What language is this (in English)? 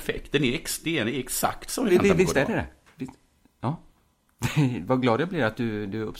Swedish